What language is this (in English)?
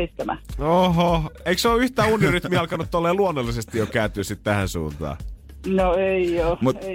Finnish